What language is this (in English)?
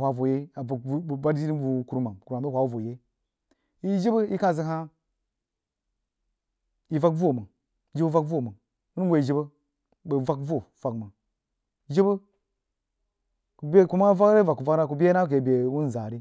Jiba